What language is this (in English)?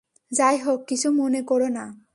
Bangla